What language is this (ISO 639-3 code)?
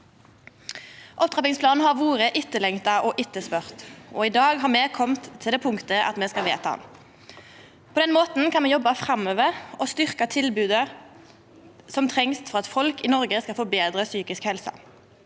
nor